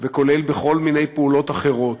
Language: Hebrew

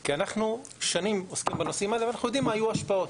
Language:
Hebrew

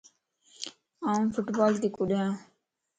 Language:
Lasi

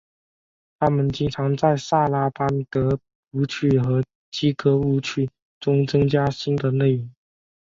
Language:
Chinese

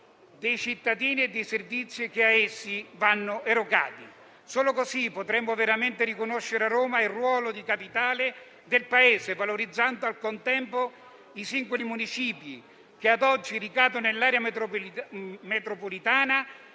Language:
Italian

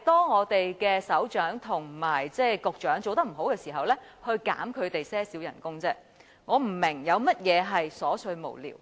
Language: Cantonese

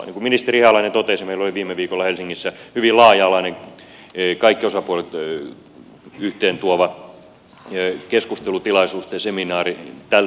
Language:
Finnish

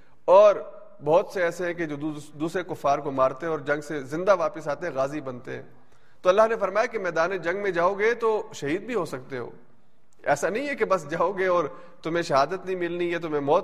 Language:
Urdu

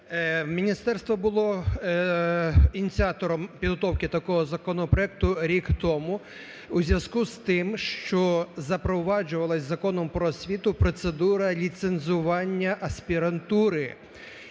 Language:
Ukrainian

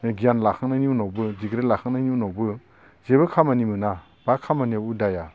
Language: Bodo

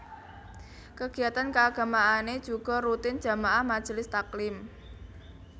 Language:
Javanese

